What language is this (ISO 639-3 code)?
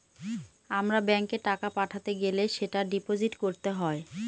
ben